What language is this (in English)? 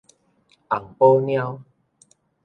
Min Nan Chinese